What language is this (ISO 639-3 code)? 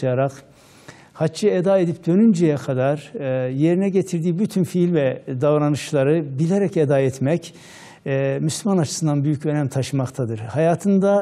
tur